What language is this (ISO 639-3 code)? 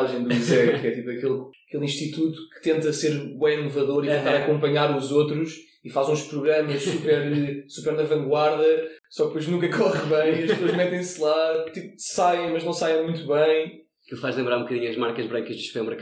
por